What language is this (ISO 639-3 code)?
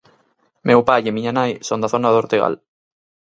glg